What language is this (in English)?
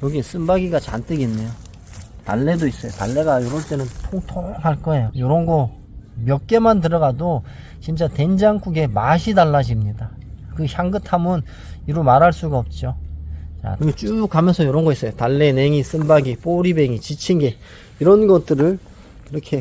Korean